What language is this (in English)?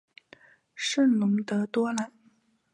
Chinese